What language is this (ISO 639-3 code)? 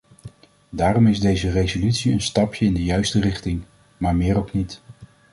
nld